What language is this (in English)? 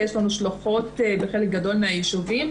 Hebrew